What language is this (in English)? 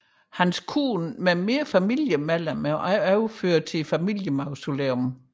Danish